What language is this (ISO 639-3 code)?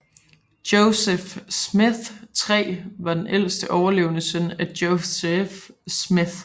dan